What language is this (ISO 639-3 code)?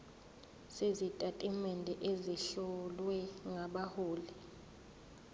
zul